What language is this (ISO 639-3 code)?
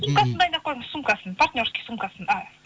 kaz